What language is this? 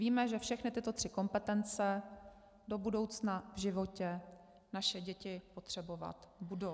Czech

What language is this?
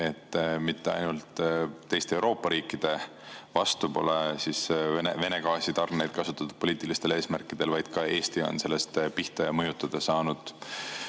Estonian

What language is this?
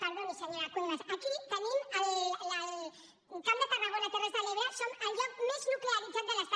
Catalan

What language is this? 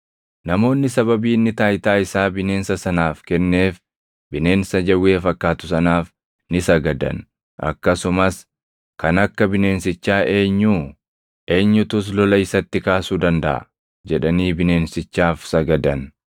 Oromo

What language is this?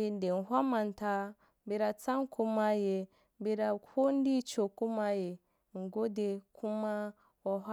Wapan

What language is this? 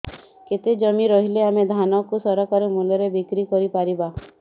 Odia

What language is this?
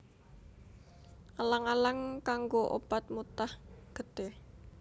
Javanese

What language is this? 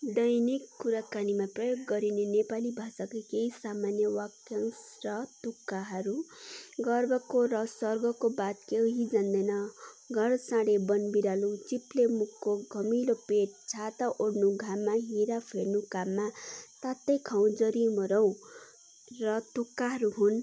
Nepali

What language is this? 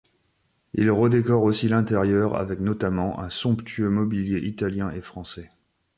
French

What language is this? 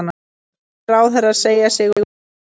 Icelandic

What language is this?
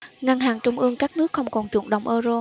Vietnamese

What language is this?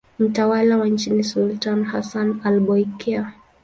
Swahili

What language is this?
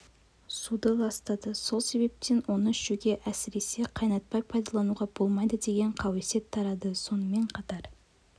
Kazakh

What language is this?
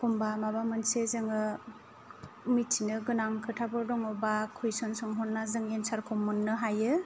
Bodo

